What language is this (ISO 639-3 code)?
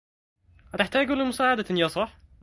ara